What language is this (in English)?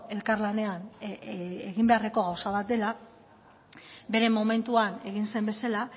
Basque